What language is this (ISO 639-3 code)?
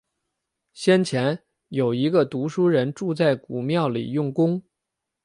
zho